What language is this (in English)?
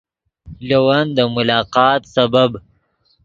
Yidgha